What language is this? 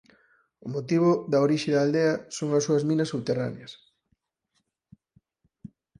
Galician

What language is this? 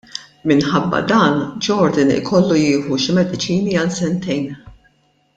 Maltese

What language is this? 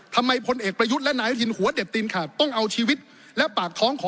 Thai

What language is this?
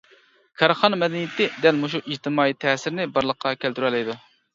Uyghur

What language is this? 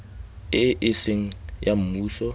Tswana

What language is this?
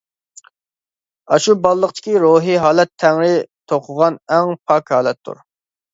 Uyghur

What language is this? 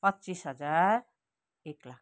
Nepali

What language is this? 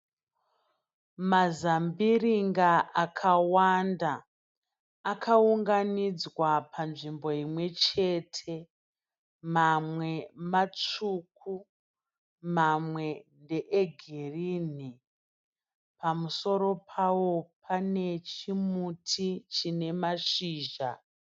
Shona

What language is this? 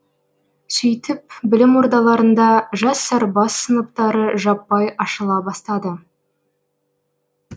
Kazakh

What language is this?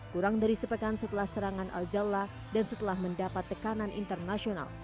Indonesian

